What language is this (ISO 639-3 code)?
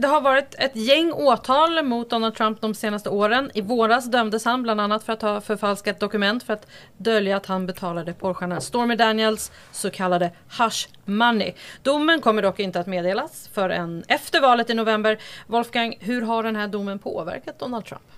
swe